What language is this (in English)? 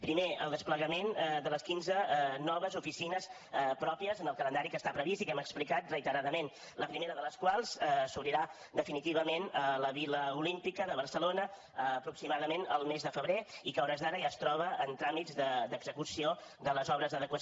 Catalan